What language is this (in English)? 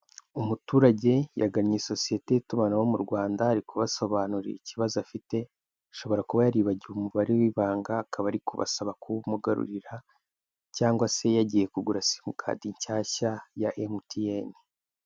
Kinyarwanda